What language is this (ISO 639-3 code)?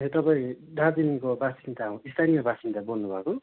nep